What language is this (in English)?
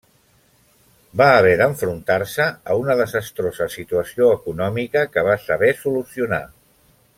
Catalan